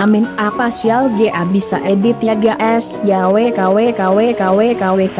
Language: Indonesian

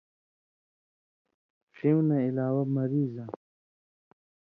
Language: Indus Kohistani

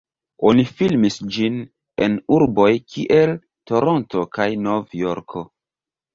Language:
Esperanto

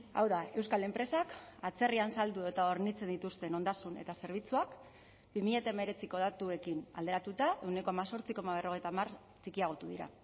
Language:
Basque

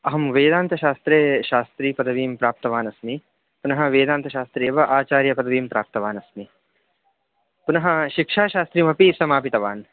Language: Sanskrit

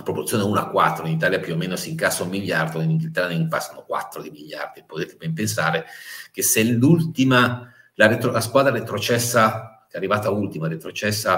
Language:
Italian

